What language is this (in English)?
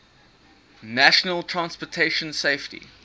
English